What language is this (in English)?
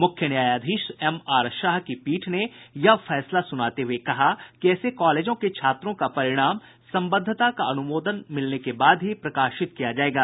Hindi